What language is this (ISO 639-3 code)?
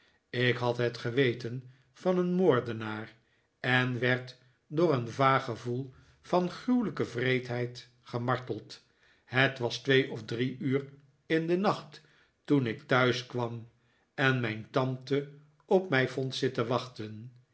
nld